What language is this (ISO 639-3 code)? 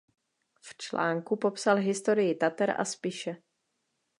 ces